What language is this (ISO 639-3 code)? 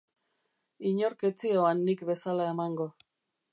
eus